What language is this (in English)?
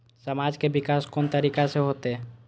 Maithili